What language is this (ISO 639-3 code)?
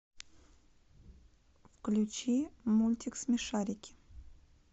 rus